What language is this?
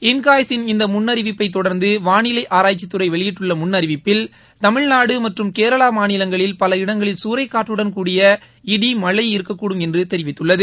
Tamil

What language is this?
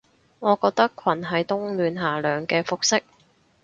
Cantonese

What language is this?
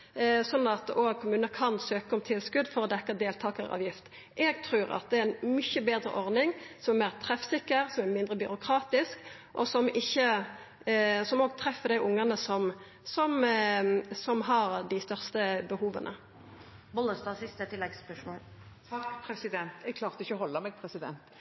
Norwegian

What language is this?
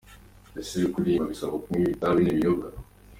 Kinyarwanda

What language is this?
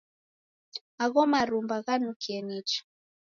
Taita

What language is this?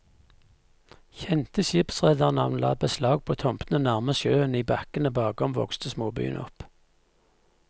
Norwegian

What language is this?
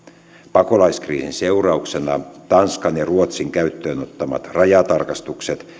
Finnish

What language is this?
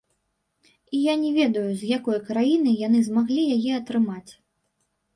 Belarusian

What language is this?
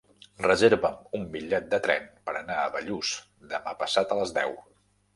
Catalan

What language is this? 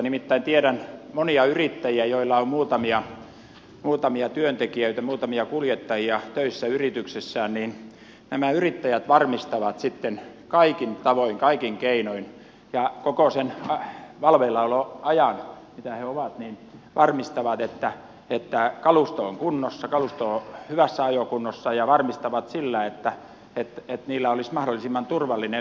Finnish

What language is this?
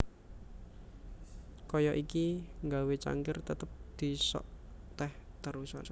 Javanese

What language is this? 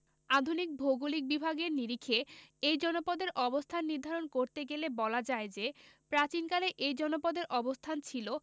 Bangla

